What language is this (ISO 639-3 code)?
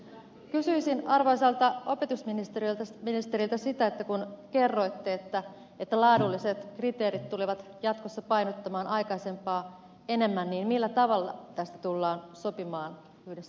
fin